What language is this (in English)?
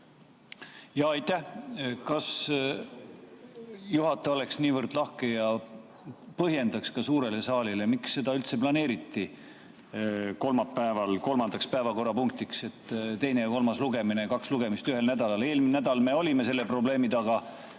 Estonian